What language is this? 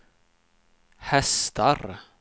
Swedish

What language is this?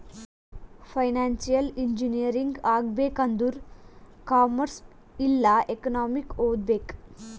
Kannada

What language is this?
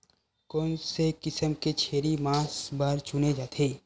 Chhattisgarhi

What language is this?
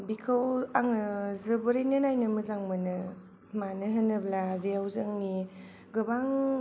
Bodo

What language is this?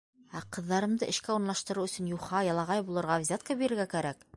Bashkir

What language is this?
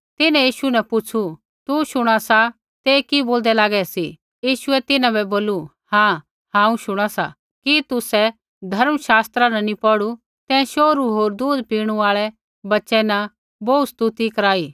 Kullu Pahari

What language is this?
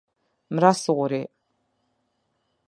Albanian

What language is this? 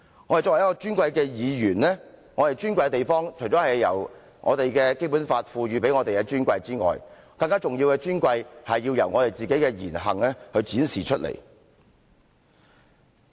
Cantonese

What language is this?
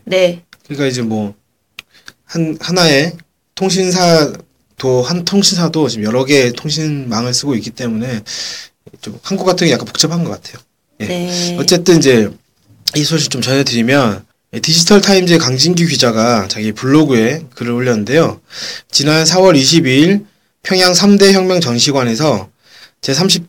Korean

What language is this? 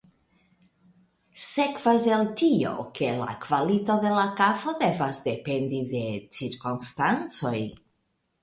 Esperanto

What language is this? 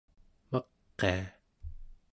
Central Yupik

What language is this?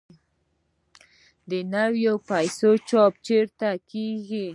Pashto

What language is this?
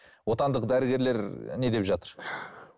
Kazakh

